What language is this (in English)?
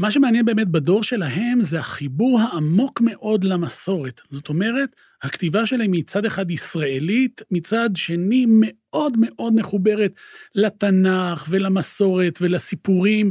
Hebrew